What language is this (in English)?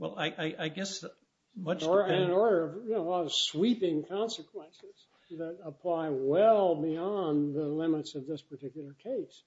English